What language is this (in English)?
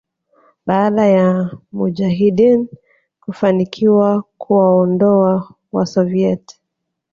Swahili